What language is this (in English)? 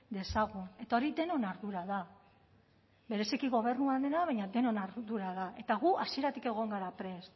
Basque